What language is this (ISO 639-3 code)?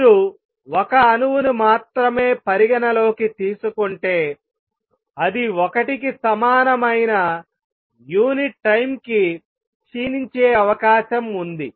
tel